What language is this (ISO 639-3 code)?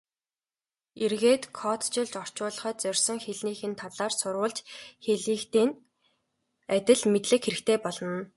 mon